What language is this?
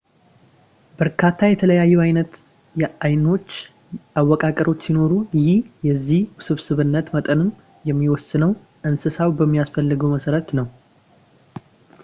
Amharic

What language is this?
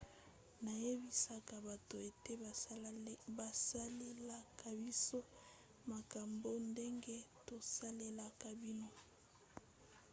Lingala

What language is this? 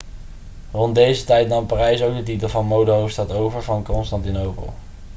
Dutch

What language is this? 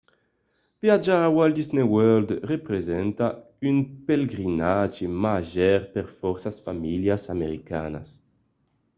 Occitan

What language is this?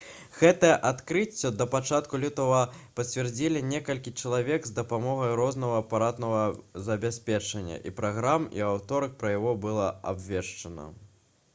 Belarusian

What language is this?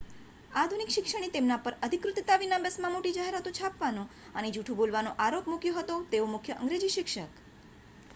Gujarati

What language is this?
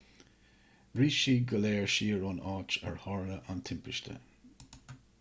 Irish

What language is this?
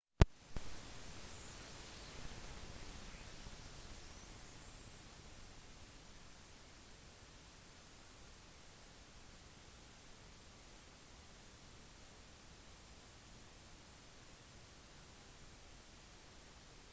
Norwegian Bokmål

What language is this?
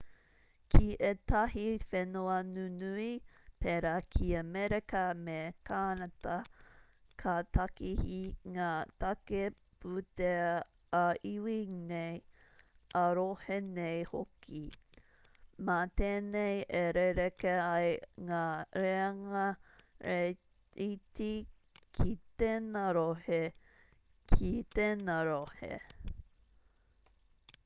Māori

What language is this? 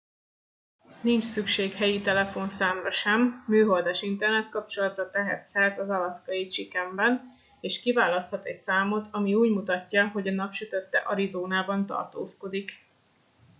Hungarian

